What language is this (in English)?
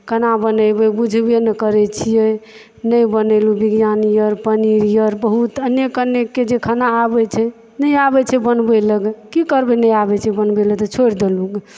Maithili